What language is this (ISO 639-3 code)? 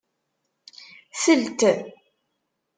kab